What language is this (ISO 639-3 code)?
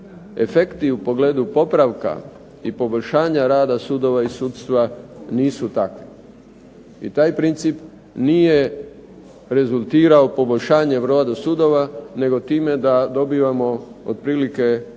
hrv